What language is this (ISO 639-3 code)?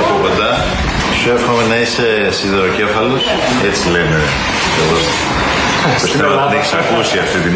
ell